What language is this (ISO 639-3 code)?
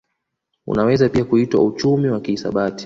swa